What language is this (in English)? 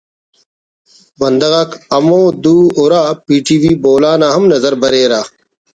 Brahui